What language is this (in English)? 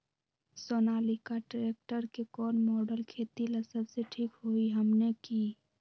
Magahi